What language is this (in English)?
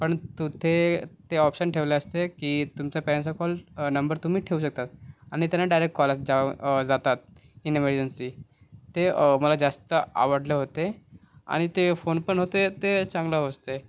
Marathi